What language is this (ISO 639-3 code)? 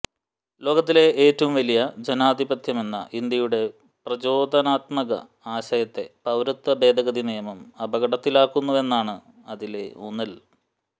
mal